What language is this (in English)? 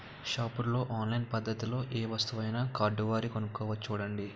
Telugu